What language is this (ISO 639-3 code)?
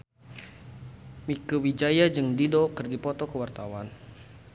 sun